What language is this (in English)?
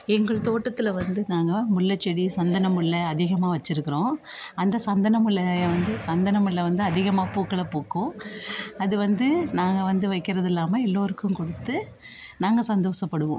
Tamil